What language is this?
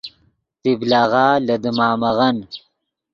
Yidgha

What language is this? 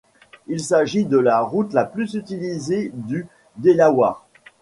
French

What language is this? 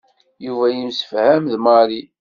Kabyle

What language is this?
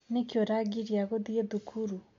Kikuyu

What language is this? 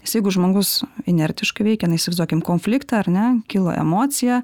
Lithuanian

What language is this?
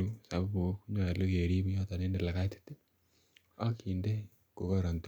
Kalenjin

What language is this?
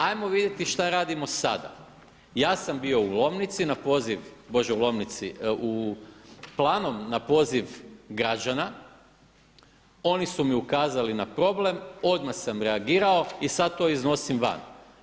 Croatian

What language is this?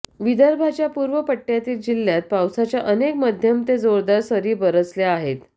Marathi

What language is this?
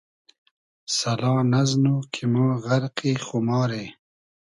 Hazaragi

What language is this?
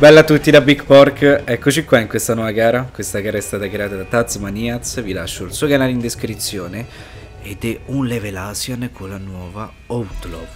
Italian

